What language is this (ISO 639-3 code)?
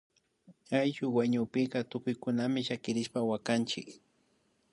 qvi